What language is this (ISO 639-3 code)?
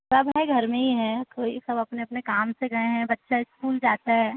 hin